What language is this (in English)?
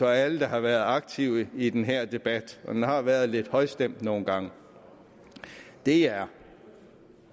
Danish